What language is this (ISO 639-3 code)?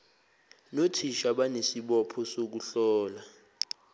zul